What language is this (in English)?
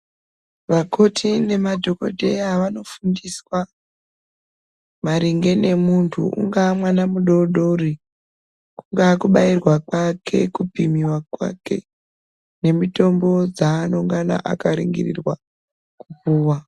Ndau